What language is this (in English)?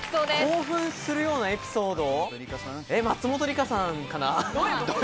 Japanese